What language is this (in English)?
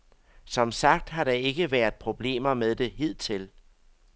Danish